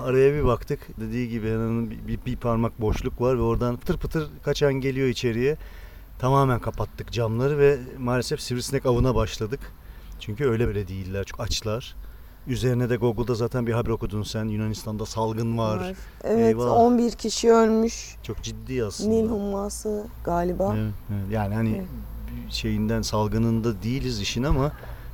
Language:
Turkish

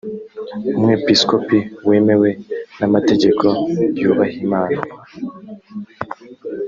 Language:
Kinyarwanda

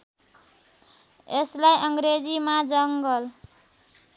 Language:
Nepali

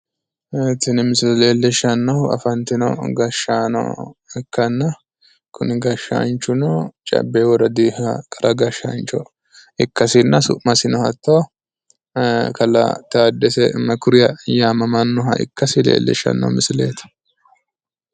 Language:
Sidamo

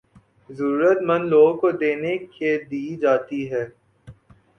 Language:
Urdu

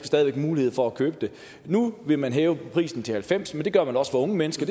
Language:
Danish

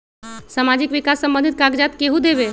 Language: Magahi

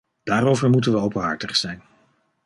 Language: Dutch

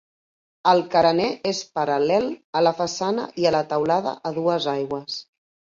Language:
Catalan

